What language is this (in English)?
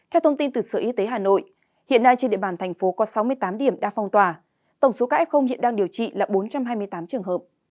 Vietnamese